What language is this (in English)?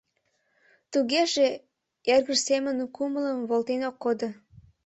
Mari